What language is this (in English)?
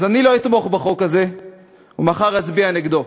Hebrew